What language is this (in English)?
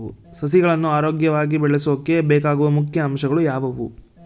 Kannada